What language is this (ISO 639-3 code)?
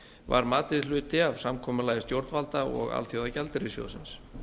isl